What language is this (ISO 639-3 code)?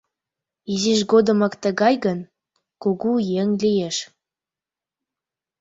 chm